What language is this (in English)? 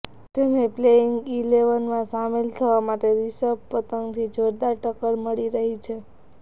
Gujarati